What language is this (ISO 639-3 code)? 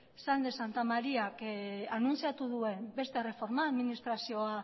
eus